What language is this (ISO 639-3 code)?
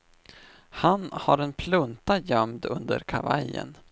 swe